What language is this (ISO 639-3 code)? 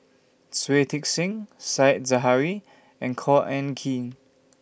eng